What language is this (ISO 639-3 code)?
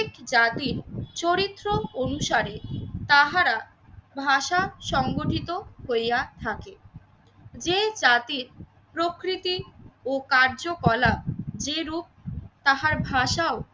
ben